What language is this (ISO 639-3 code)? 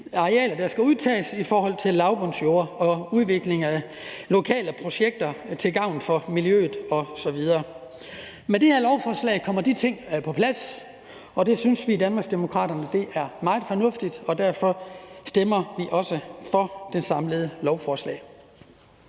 dan